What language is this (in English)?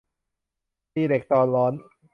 Thai